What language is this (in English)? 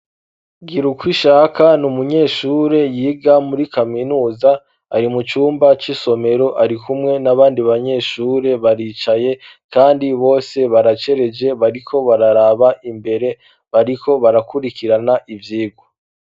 Rundi